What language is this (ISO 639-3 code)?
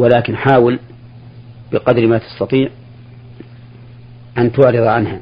ara